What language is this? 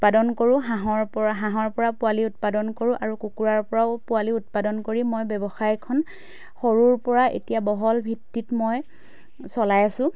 Assamese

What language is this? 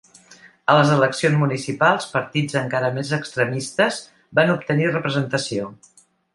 Catalan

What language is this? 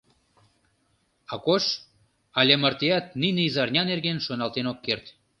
Mari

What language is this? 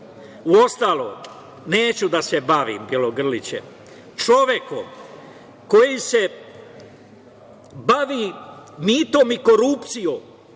Serbian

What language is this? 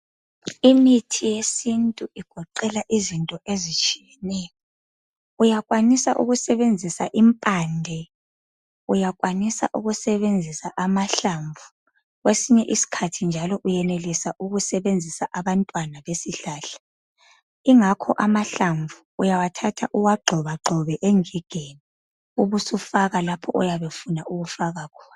North Ndebele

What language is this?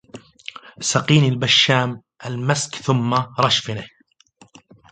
Arabic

